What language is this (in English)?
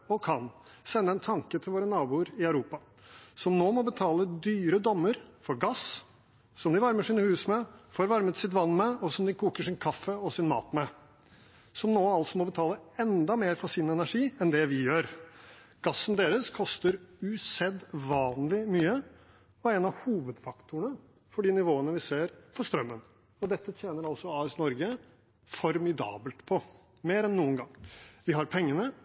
Norwegian Bokmål